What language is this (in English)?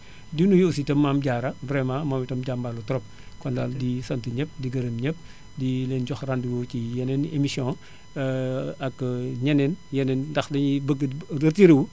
Wolof